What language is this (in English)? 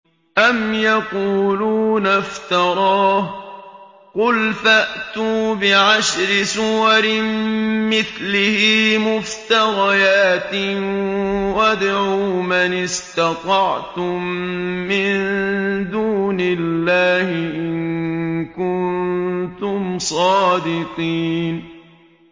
Arabic